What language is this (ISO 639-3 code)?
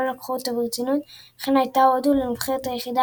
heb